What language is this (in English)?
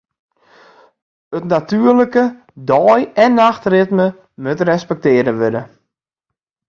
Western Frisian